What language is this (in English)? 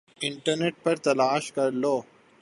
Urdu